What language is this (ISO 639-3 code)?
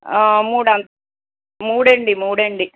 tel